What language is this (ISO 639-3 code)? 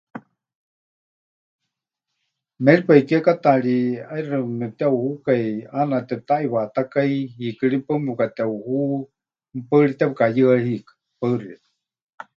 hch